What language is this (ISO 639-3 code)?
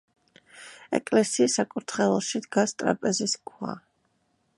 kat